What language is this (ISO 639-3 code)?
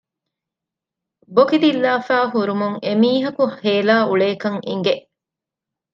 div